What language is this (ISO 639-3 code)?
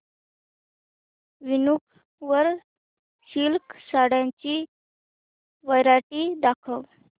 mar